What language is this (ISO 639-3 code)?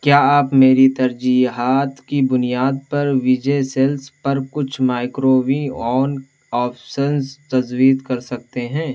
urd